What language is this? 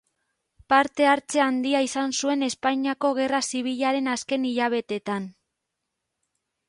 Basque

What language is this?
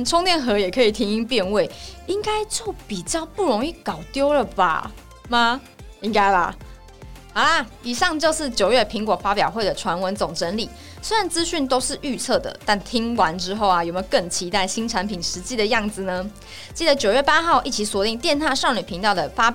Chinese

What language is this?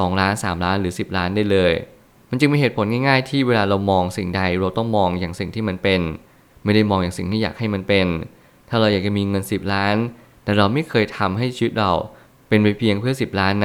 Thai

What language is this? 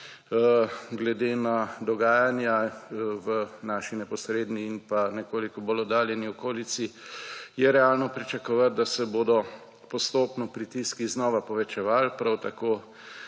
Slovenian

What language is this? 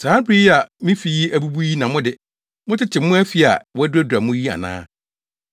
Akan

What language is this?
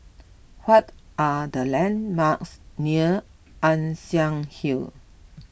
English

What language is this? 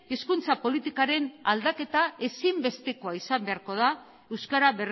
Basque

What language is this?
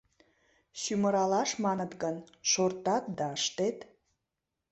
Mari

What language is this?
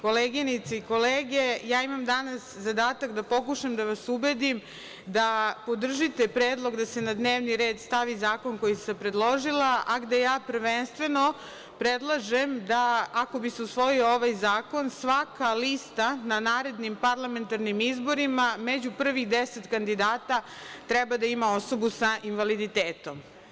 Serbian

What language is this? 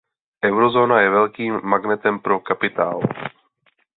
Czech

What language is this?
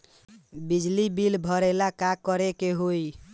Bhojpuri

